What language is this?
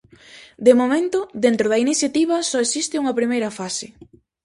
Galician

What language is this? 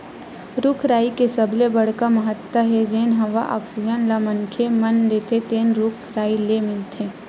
Chhattisgarhi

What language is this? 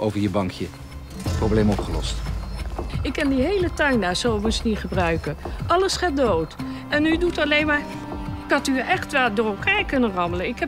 Dutch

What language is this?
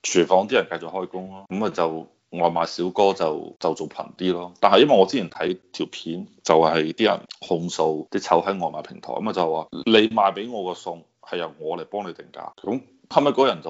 Chinese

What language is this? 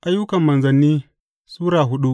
Hausa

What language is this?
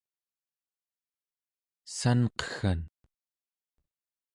Central Yupik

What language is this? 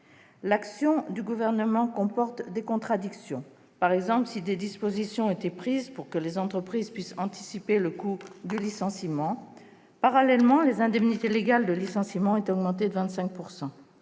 French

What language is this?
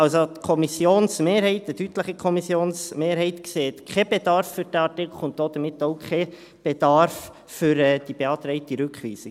Swiss German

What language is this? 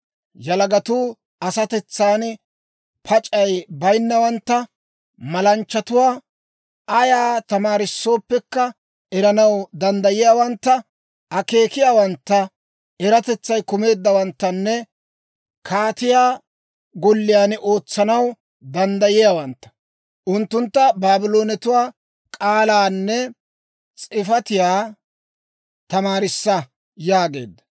Dawro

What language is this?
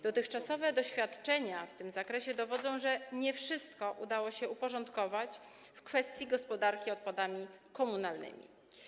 Polish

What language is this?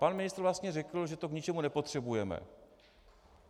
Czech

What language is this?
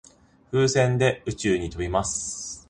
Japanese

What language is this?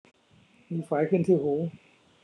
Thai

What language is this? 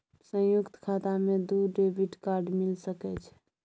Maithili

